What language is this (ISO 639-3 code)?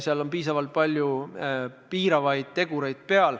est